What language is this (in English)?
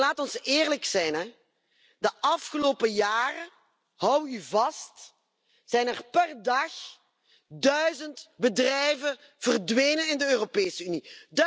Dutch